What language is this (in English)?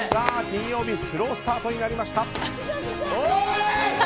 Japanese